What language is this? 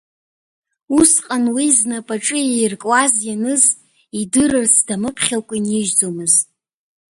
Abkhazian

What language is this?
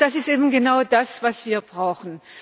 German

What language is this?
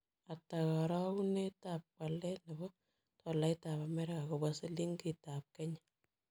Kalenjin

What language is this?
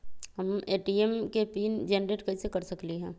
Magahi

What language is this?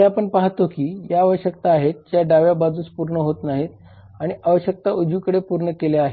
Marathi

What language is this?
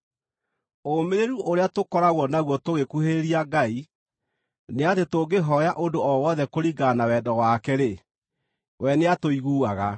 Kikuyu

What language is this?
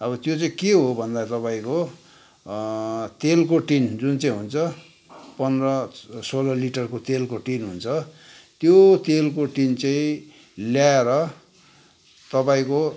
Nepali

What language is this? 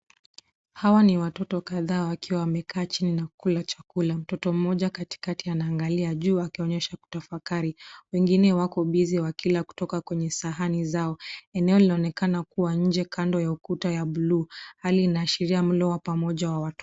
Swahili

